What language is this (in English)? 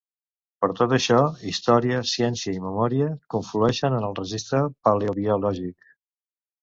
Catalan